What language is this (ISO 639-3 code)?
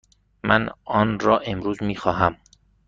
fas